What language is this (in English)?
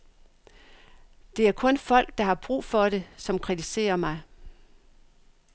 Danish